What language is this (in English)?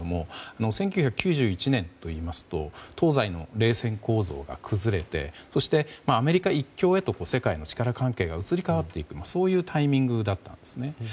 Japanese